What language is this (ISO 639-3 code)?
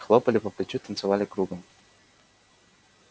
rus